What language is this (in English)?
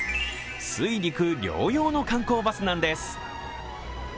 Japanese